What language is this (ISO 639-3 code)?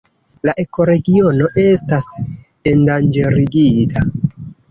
epo